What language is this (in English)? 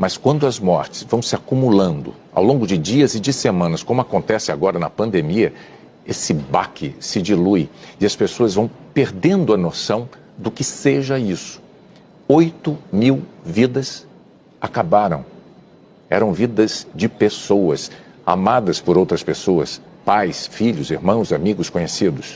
Portuguese